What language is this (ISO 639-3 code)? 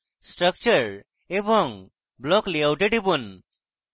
ben